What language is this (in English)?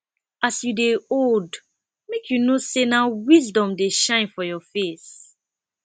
Nigerian Pidgin